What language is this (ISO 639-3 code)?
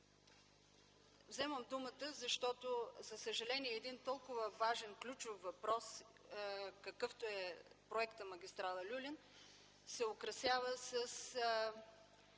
bul